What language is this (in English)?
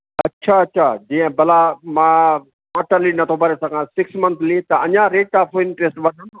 Sindhi